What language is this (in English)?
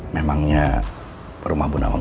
Indonesian